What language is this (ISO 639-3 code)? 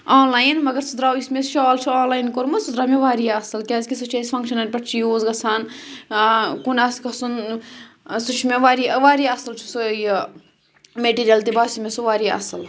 kas